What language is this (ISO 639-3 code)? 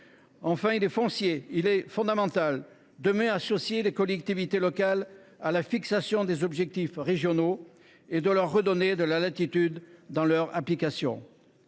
fra